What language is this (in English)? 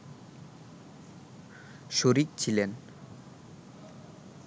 Bangla